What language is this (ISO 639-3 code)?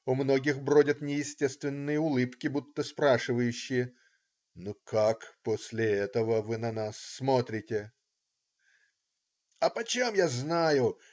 rus